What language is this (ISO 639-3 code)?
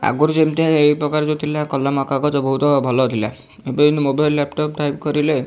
ori